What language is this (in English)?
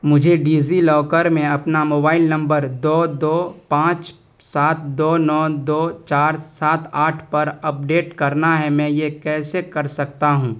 Urdu